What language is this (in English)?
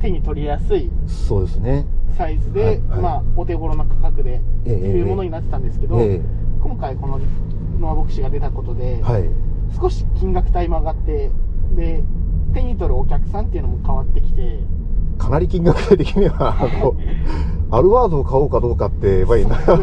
Japanese